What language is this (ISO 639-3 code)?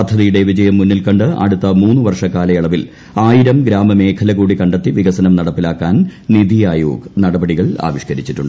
mal